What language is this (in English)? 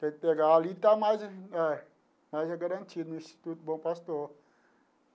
Portuguese